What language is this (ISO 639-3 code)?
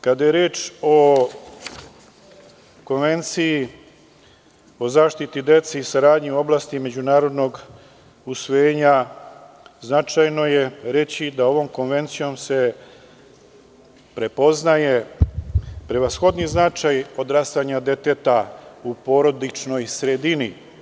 srp